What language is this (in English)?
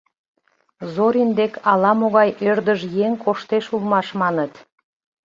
Mari